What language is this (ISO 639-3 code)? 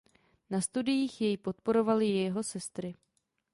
ces